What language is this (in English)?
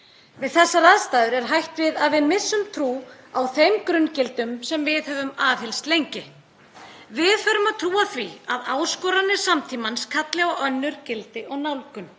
Icelandic